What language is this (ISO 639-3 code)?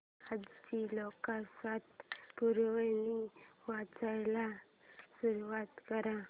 mar